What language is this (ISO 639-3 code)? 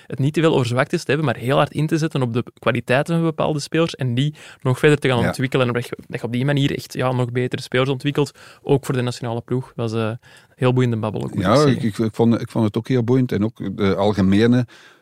nld